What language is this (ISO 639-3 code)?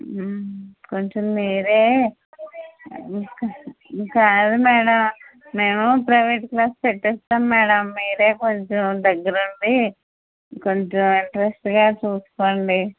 tel